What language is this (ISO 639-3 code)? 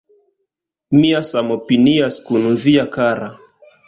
epo